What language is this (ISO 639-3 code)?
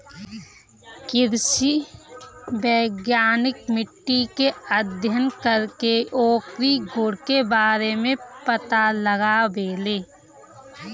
bho